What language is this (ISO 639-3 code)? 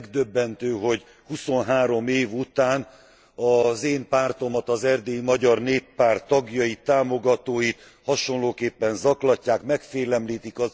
hun